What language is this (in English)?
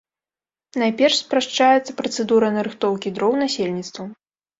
Belarusian